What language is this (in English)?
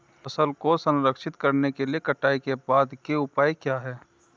Hindi